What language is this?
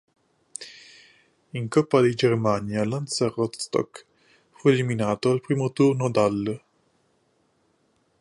Italian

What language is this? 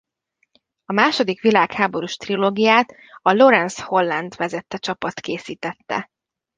Hungarian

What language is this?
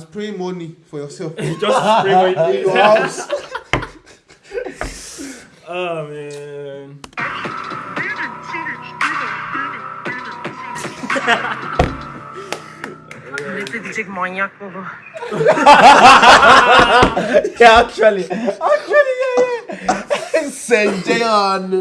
Dutch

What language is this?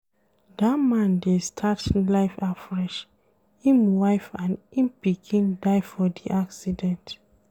Nigerian Pidgin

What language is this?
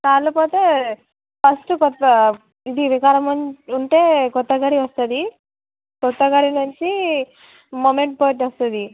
Telugu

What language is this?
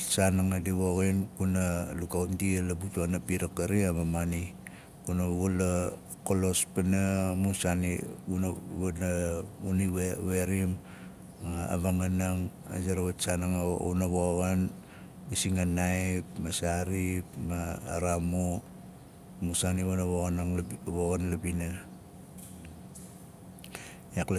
Nalik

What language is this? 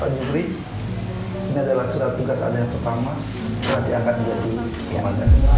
Indonesian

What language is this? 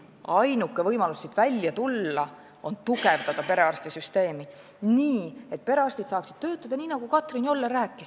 Estonian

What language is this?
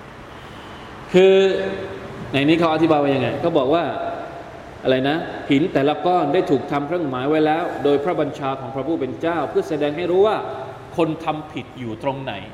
Thai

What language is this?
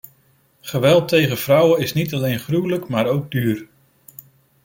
Dutch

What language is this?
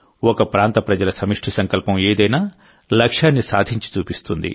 Telugu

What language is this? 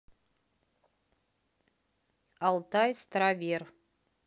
Russian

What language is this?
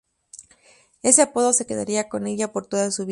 Spanish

